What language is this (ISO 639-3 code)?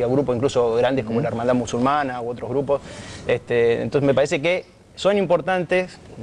spa